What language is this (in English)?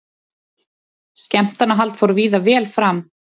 Icelandic